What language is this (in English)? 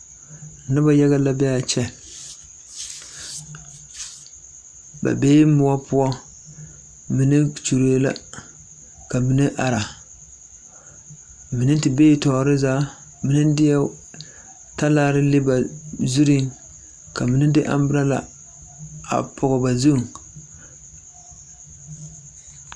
Southern Dagaare